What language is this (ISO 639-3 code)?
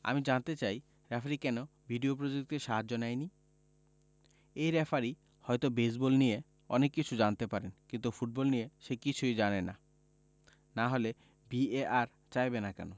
ben